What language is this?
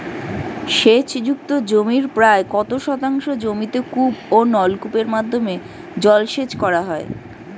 Bangla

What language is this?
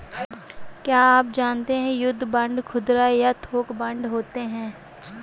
Hindi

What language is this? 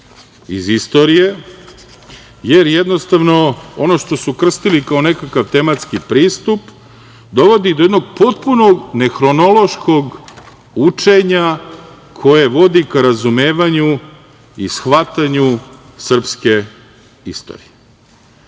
Serbian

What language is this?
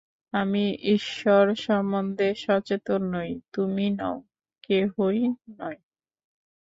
Bangla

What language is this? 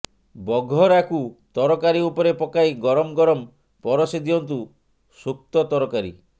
Odia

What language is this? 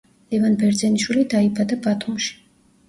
Georgian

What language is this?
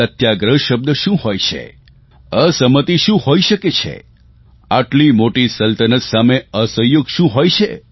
Gujarati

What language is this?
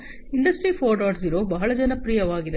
Kannada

